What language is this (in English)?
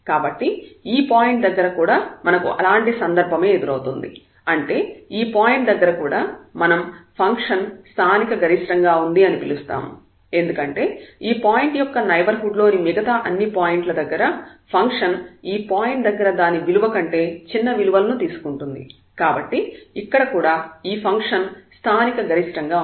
Telugu